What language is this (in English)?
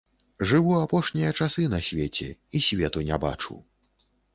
Belarusian